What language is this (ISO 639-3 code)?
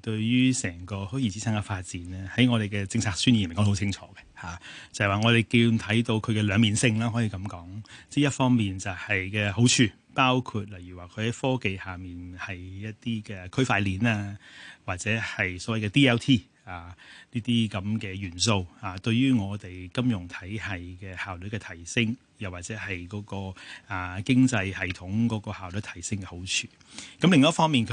zho